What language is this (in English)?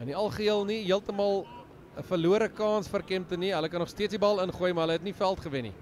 Dutch